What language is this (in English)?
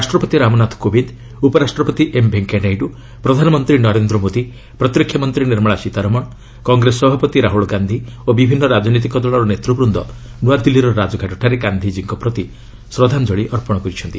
Odia